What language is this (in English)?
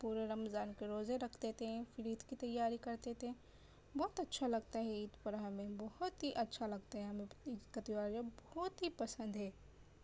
Urdu